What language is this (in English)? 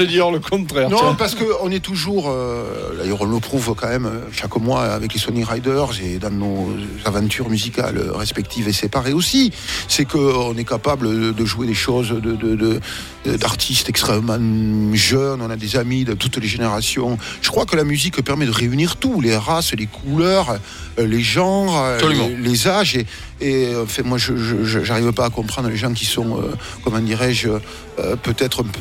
French